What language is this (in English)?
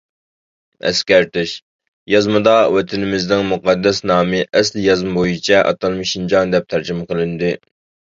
Uyghur